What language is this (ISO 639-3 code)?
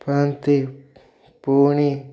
ori